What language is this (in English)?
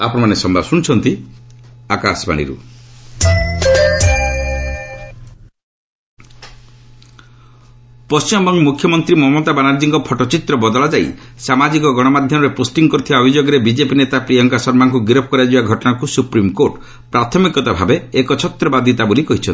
Odia